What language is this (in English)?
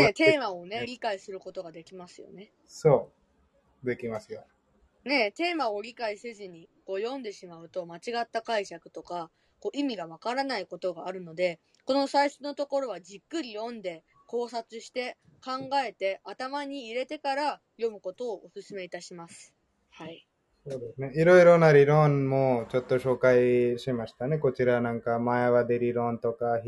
Japanese